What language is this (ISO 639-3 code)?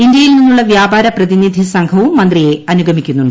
mal